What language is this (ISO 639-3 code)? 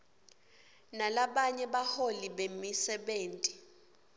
ssw